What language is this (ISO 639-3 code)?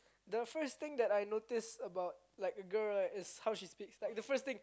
eng